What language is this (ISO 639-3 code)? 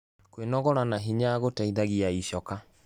kik